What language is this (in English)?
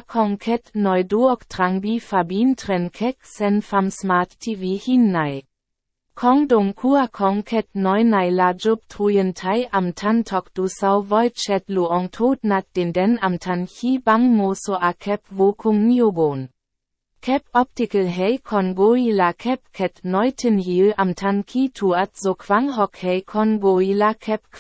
Vietnamese